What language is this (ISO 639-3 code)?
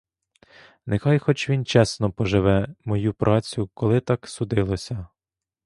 ukr